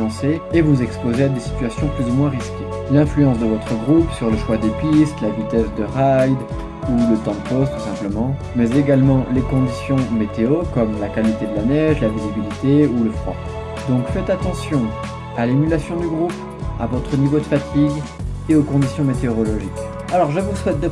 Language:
French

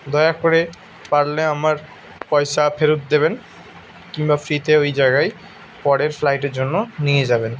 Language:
Bangla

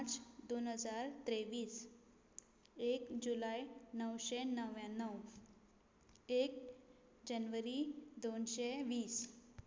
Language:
Konkani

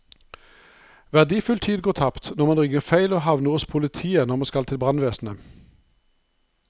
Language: Norwegian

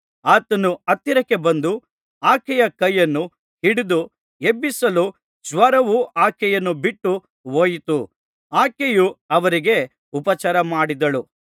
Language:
Kannada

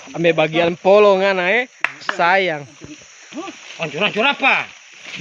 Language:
Indonesian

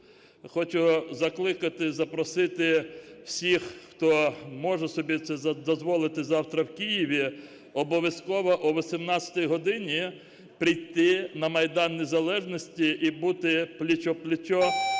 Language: Ukrainian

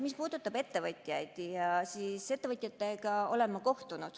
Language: Estonian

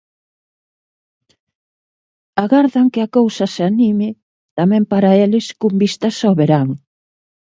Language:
Galician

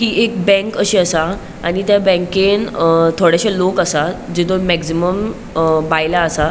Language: Konkani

